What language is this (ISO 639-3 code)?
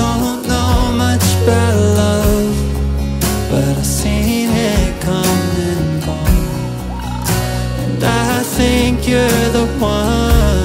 eng